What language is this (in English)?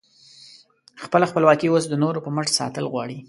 Pashto